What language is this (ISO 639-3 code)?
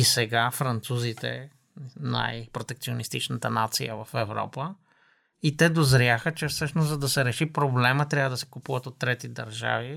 bul